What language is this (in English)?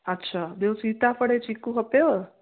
Sindhi